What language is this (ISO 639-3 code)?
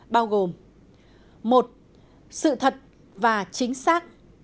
vie